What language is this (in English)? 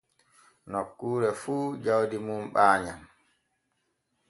Borgu Fulfulde